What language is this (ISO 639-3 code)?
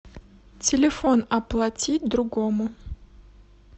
rus